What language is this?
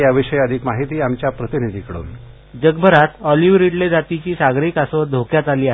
Marathi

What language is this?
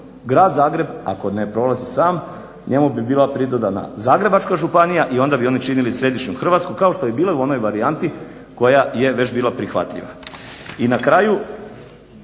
Croatian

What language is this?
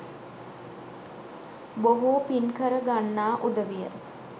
Sinhala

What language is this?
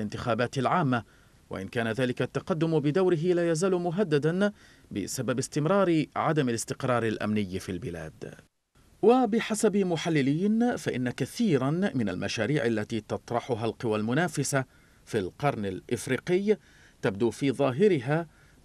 Arabic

